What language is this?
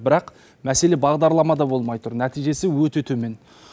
Kazakh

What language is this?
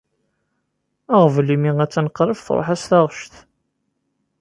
Kabyle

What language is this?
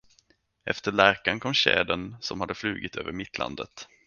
Swedish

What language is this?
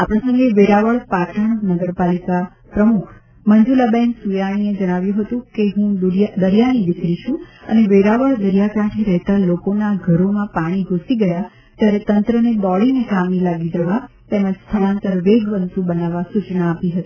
Gujarati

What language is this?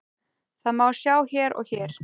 Icelandic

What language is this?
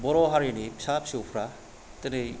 Bodo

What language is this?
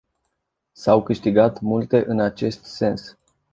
Romanian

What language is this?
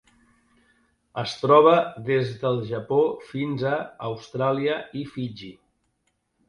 Catalan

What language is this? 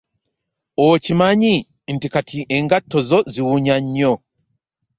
Ganda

